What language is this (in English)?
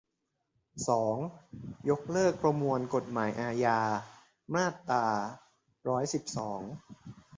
Thai